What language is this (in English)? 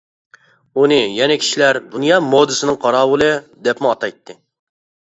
Uyghur